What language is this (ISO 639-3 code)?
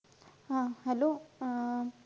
mar